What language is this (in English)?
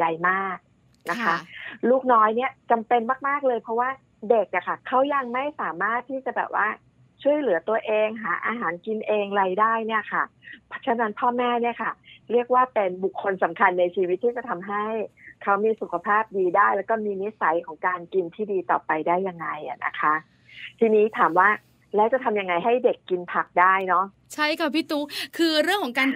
Thai